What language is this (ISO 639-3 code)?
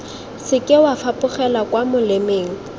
tsn